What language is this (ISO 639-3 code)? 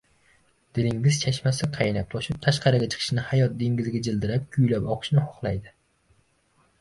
uzb